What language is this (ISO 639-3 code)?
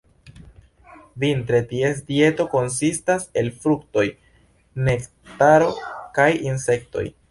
epo